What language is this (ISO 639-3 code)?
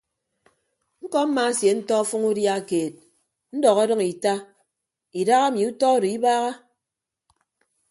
ibb